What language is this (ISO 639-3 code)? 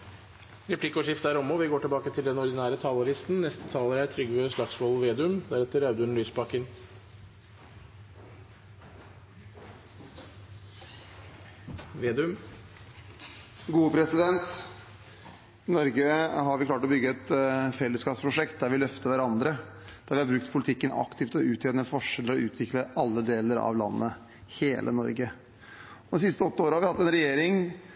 nor